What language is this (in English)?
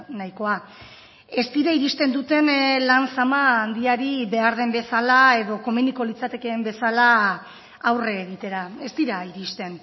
Basque